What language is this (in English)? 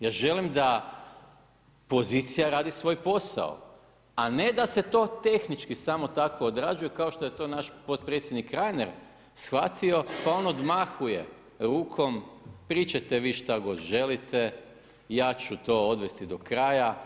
Croatian